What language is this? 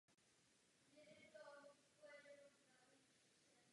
Czech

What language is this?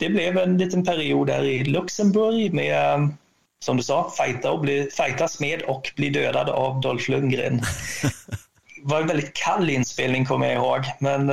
Swedish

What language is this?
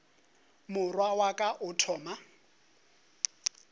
Northern Sotho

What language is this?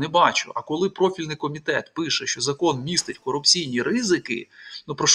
Ukrainian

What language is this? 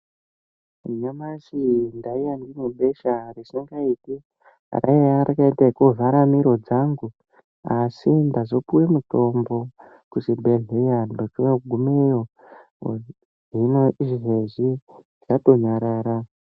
Ndau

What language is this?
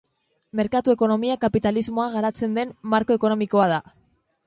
Basque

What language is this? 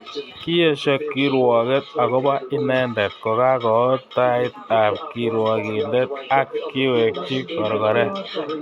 Kalenjin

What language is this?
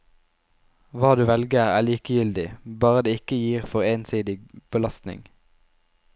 Norwegian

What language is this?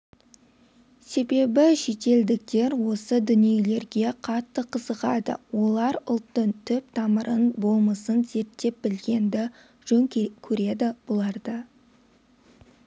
Kazakh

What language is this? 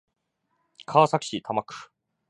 Japanese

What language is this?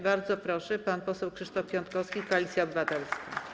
Polish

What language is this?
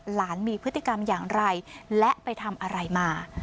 Thai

